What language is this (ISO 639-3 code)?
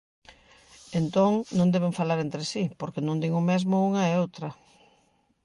glg